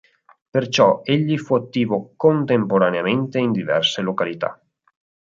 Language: Italian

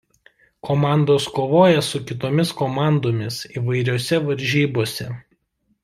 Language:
Lithuanian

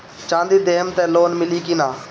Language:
Bhojpuri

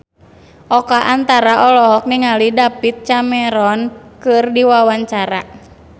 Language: Sundanese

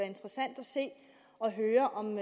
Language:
Danish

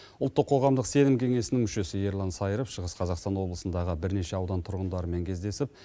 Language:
Kazakh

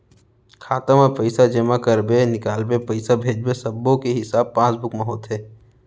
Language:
Chhattisgarhi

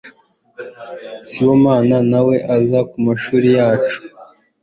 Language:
Kinyarwanda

